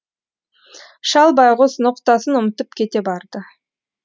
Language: Kazakh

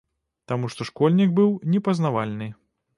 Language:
Belarusian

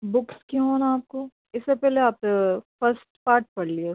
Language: Urdu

